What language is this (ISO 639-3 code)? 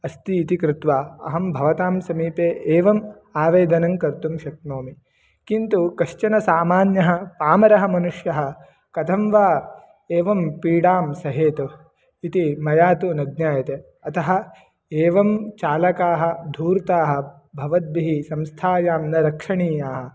san